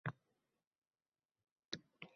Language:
Uzbek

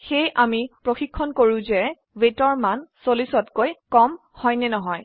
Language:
Assamese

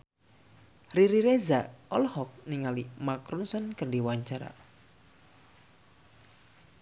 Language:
Sundanese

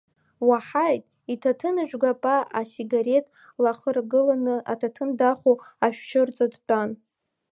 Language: Abkhazian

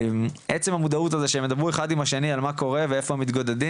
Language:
Hebrew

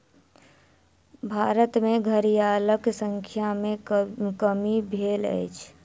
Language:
Maithili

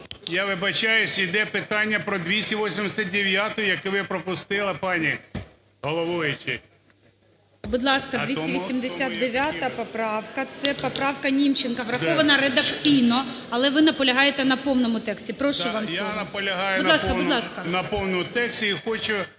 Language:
Ukrainian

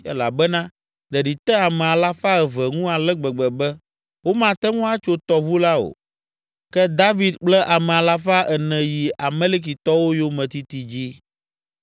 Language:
Ewe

